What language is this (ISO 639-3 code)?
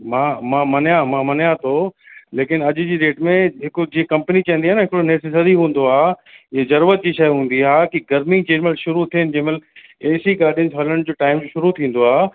snd